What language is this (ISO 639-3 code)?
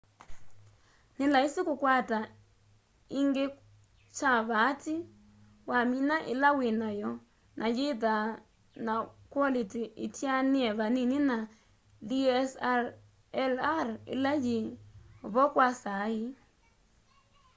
kam